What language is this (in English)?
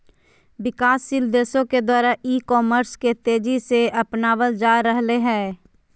Magahi